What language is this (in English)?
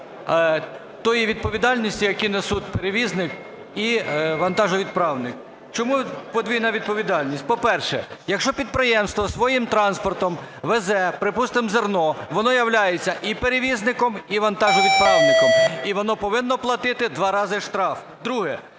Ukrainian